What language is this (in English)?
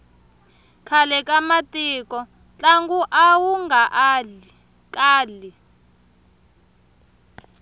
Tsonga